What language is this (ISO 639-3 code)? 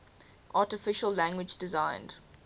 eng